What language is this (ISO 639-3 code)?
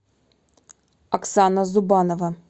rus